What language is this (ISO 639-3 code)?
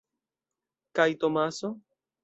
epo